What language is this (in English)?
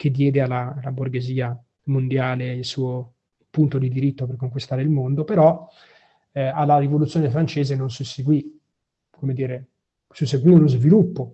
Italian